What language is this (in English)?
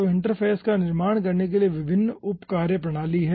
Hindi